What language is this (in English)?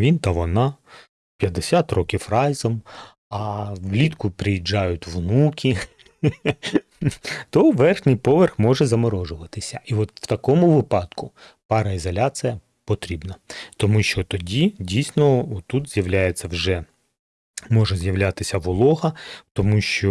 Ukrainian